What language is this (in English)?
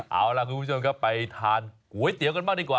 Thai